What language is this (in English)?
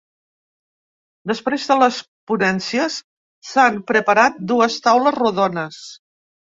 Catalan